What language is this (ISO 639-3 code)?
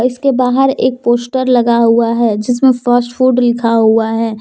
hin